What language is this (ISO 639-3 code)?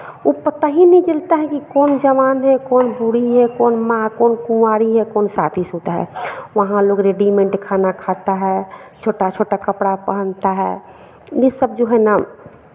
hin